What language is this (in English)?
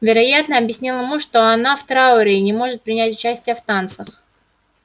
Russian